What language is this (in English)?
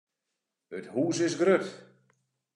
Western Frisian